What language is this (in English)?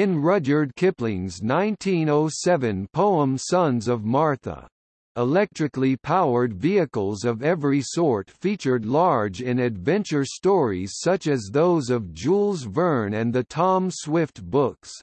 English